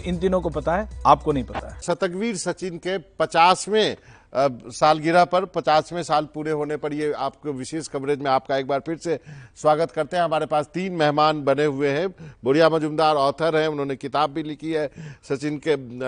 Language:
Hindi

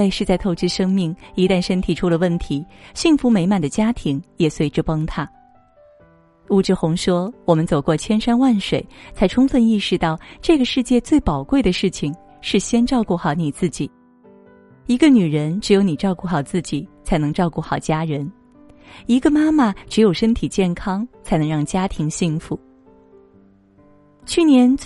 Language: Chinese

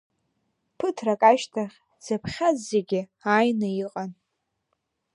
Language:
Abkhazian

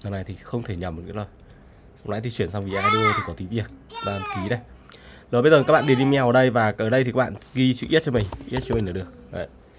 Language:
Vietnamese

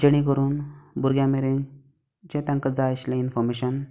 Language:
Konkani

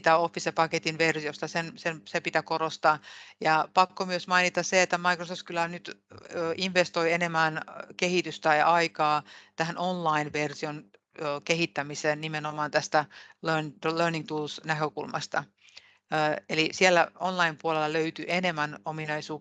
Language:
Finnish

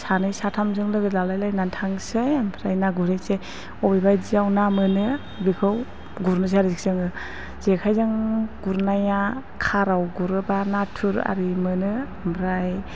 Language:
Bodo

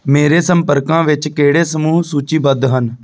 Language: Punjabi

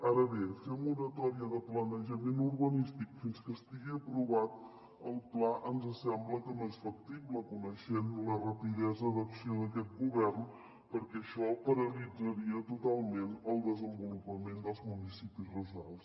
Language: Catalan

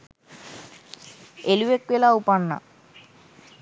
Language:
Sinhala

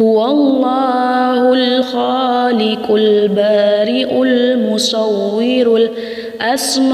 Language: Arabic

